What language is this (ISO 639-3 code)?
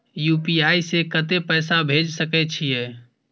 mai